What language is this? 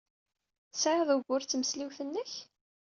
Kabyle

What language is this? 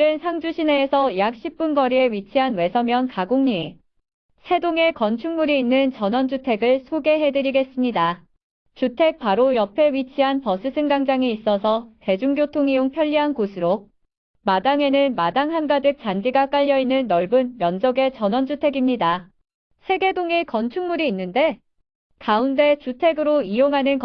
Korean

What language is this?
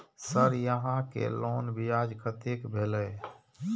Maithili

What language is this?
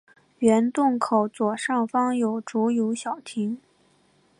Chinese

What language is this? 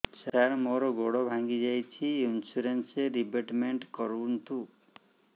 Odia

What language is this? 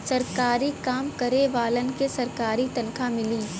Bhojpuri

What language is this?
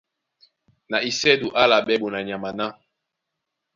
Duala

